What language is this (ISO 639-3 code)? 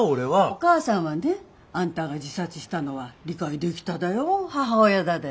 jpn